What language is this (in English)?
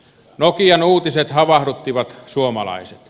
Finnish